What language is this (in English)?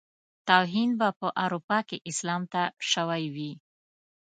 Pashto